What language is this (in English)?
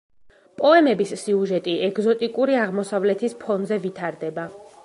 Georgian